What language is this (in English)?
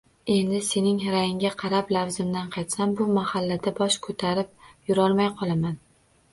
Uzbek